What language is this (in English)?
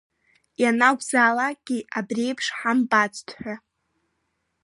Abkhazian